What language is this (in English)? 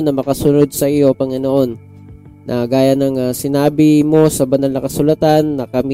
Filipino